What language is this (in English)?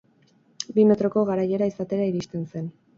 Basque